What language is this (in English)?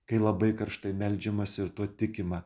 Lithuanian